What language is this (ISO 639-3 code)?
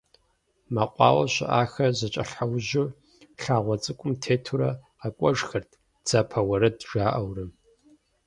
kbd